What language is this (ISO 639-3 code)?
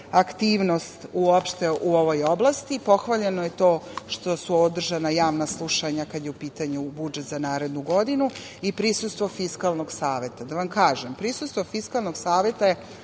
srp